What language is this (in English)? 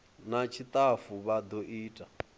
Venda